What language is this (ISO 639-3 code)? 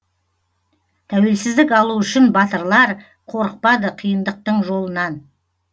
kaz